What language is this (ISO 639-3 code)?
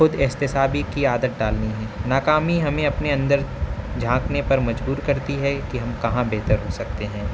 urd